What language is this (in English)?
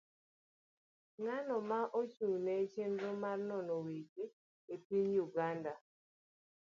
Luo (Kenya and Tanzania)